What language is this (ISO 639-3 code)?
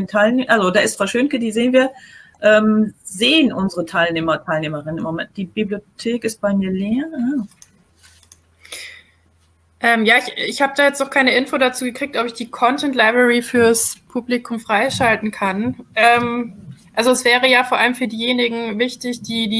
deu